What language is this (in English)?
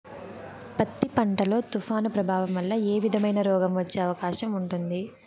Telugu